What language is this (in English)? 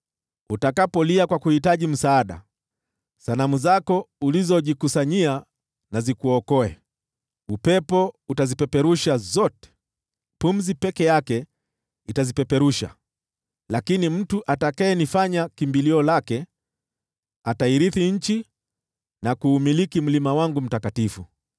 Swahili